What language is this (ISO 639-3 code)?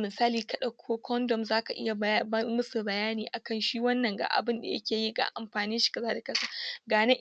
hau